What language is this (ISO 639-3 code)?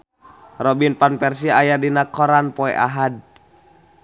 sun